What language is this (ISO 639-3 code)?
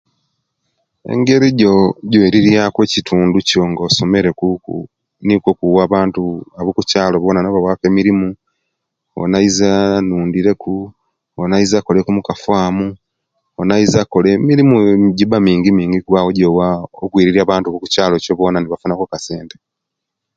lke